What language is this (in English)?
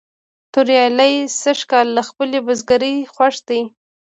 Pashto